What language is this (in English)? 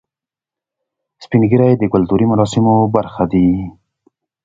Pashto